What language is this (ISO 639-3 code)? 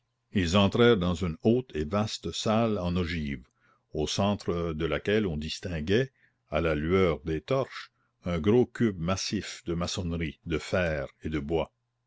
fra